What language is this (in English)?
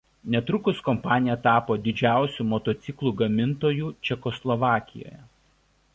Lithuanian